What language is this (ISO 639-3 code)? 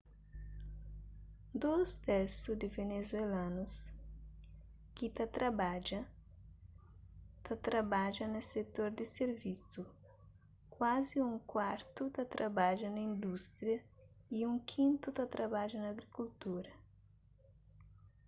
kea